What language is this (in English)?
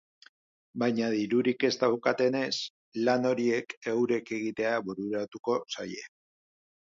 Basque